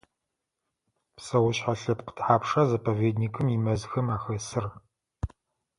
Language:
Adyghe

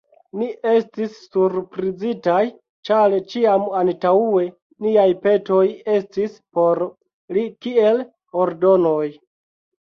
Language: Esperanto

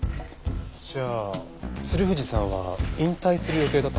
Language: Japanese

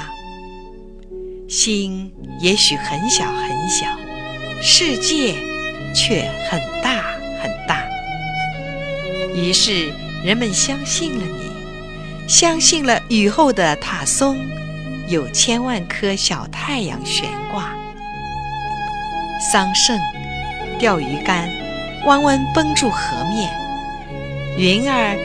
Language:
Chinese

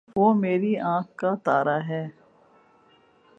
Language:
Urdu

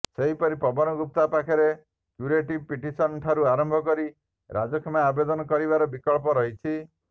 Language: Odia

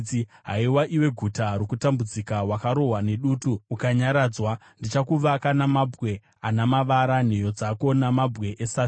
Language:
Shona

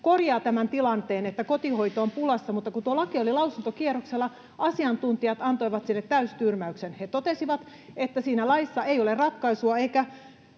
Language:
Finnish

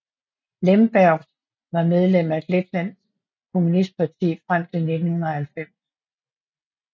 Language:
Danish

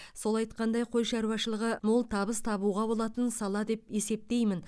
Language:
Kazakh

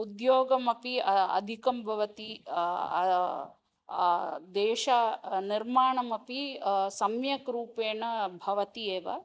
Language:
Sanskrit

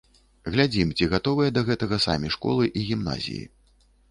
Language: Belarusian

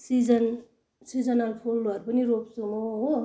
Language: Nepali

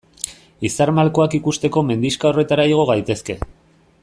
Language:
Basque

